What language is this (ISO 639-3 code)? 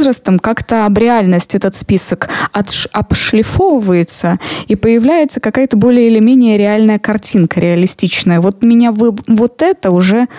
rus